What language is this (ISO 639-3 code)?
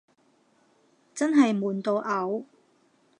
yue